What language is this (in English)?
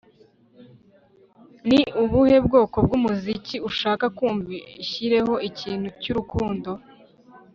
Kinyarwanda